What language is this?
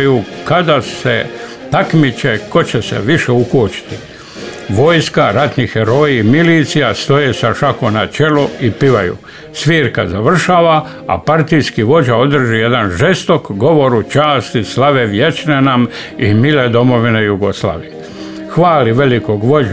Croatian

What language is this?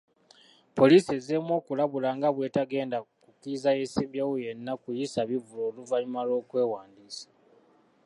Ganda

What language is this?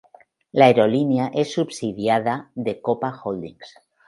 Spanish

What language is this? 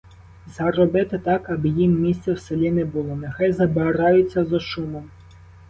Ukrainian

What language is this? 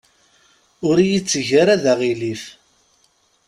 Kabyle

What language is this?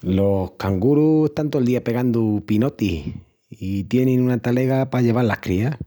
Extremaduran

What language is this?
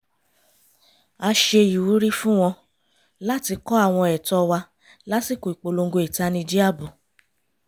Yoruba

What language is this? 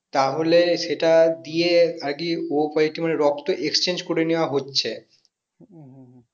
Bangla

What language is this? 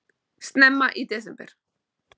Icelandic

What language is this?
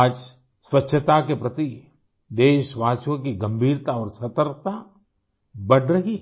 Hindi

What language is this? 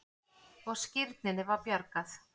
Icelandic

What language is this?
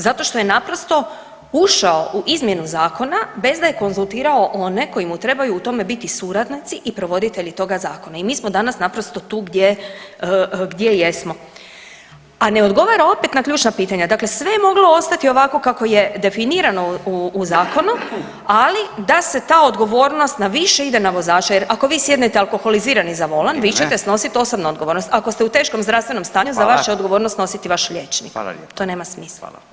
Croatian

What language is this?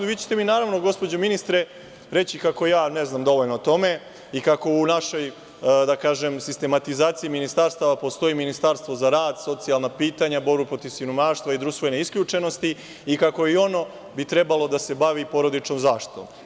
Serbian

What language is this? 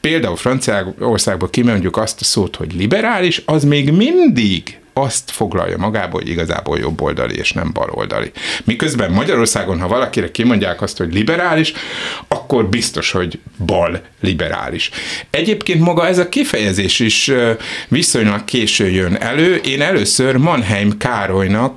Hungarian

